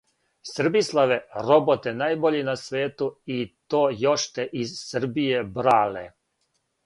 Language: Serbian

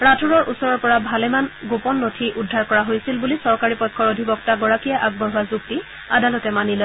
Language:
Assamese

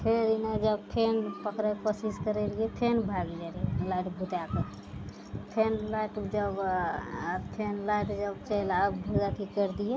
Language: Maithili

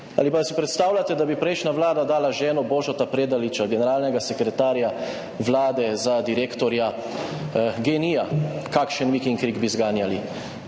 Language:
Slovenian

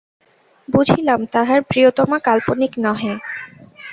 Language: Bangla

